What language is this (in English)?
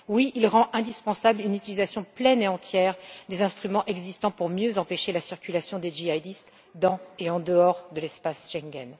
French